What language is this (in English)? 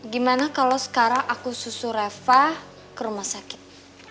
Indonesian